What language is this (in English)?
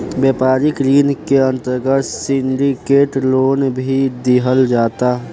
Bhojpuri